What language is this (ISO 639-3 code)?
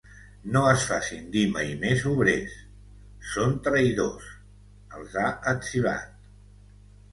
cat